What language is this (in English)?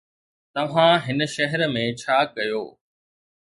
Sindhi